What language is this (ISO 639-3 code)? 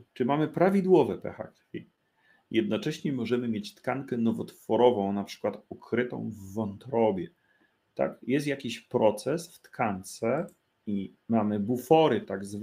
pol